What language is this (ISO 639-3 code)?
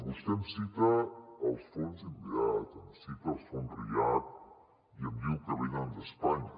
cat